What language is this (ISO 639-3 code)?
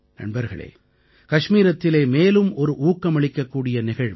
tam